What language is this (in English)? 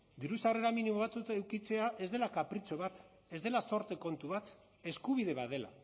Basque